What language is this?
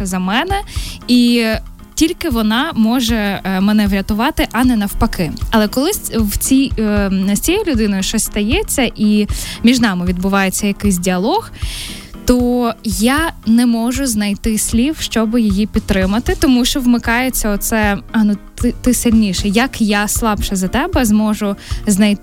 Ukrainian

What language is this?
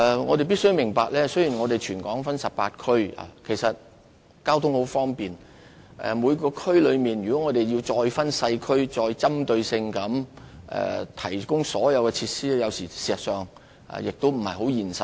Cantonese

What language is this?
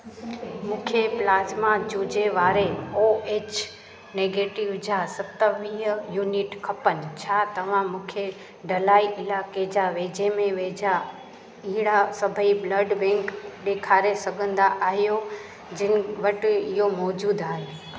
Sindhi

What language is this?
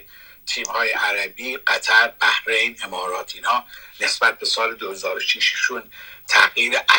Persian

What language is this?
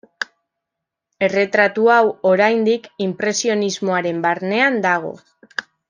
Basque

